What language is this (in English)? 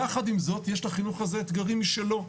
Hebrew